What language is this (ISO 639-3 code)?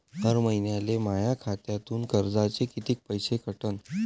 mar